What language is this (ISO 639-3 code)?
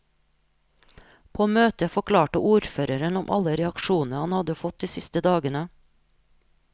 nor